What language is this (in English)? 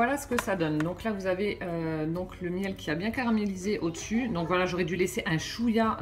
French